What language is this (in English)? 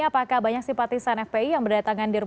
Indonesian